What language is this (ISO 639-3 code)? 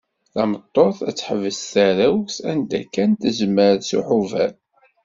kab